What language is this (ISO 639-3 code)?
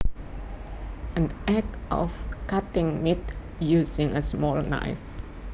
jav